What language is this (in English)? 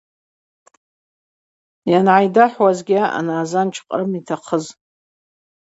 Abaza